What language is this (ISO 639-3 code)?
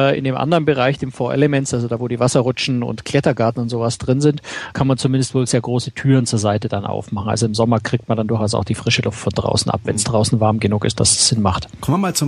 deu